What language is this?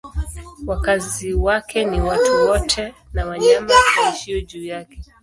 Swahili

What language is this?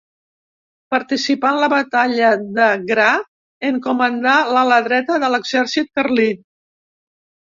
Catalan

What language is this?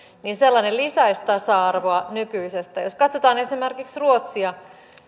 Finnish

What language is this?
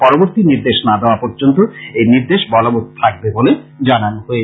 Bangla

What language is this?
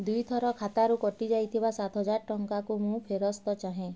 Odia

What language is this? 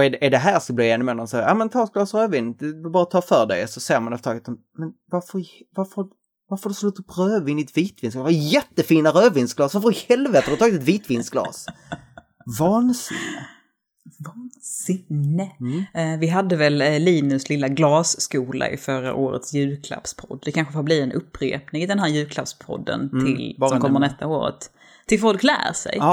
Swedish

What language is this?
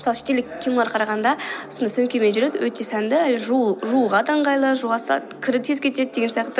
Kazakh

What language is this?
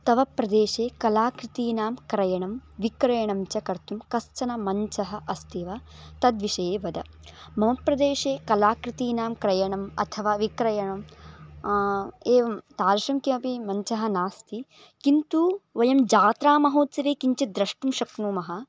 Sanskrit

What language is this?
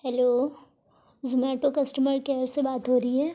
Urdu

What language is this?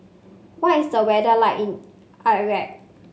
English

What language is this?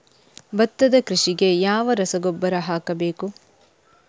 Kannada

